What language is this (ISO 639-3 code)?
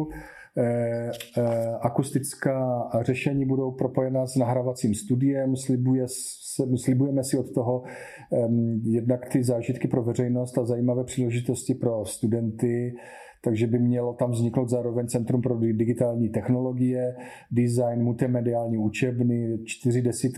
ces